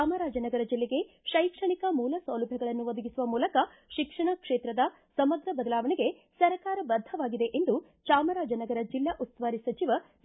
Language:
Kannada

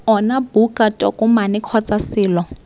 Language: Tswana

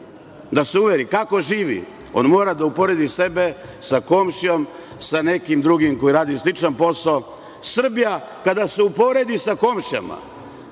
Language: Serbian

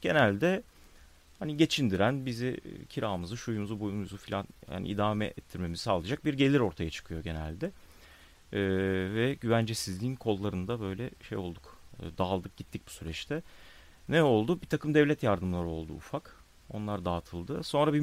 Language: Turkish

